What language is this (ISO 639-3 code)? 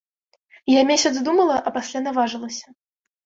bel